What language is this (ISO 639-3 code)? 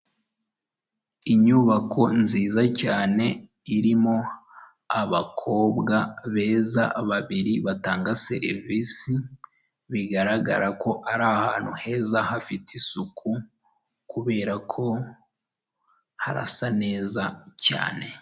kin